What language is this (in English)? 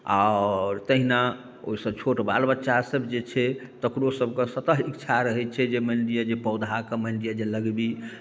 Maithili